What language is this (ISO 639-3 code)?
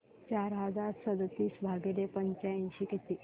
mar